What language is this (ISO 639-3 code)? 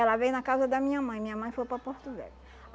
por